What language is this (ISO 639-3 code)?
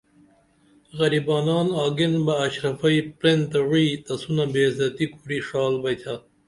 dml